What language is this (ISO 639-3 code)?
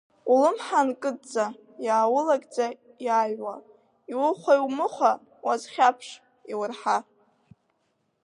abk